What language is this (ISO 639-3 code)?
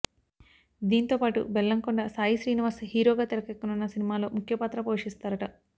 tel